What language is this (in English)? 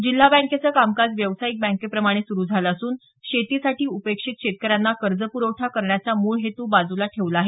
Marathi